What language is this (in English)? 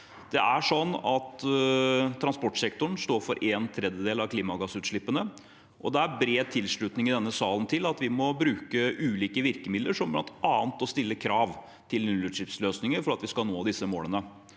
Norwegian